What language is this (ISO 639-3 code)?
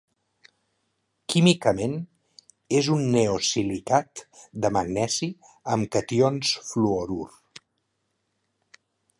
cat